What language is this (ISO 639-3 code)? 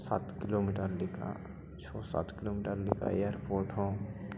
sat